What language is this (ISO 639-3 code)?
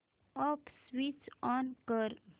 mar